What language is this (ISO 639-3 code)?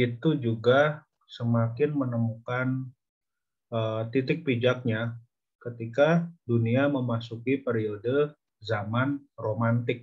ind